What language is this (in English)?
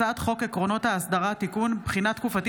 Hebrew